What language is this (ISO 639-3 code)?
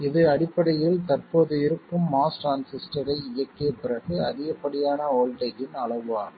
tam